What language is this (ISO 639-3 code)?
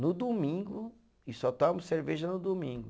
por